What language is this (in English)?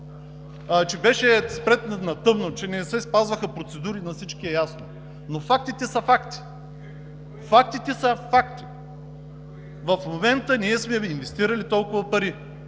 Bulgarian